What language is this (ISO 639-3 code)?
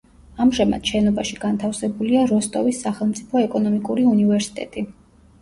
kat